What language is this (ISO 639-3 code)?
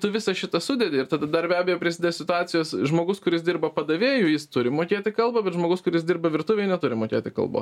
lit